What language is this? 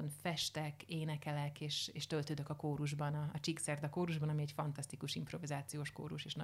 Hungarian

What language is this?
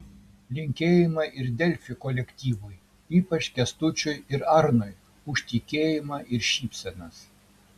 Lithuanian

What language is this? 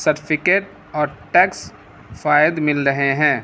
Urdu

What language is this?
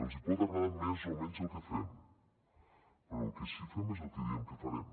Catalan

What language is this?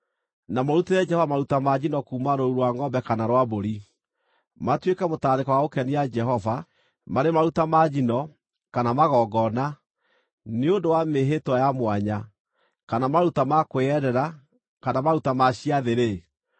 Kikuyu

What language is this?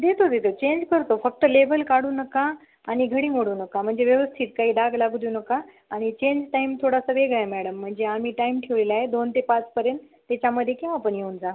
Marathi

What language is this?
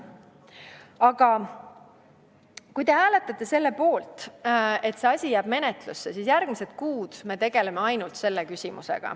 Estonian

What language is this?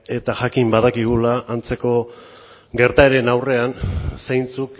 Basque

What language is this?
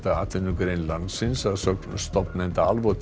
Icelandic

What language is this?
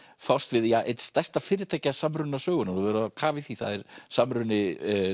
Icelandic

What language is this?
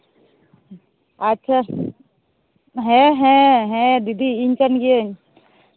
Santali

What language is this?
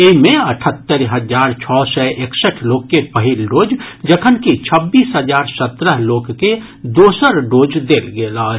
Maithili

